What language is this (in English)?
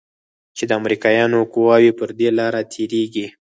Pashto